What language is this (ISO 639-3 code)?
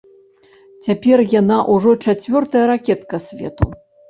bel